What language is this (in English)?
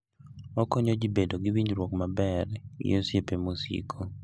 Luo (Kenya and Tanzania)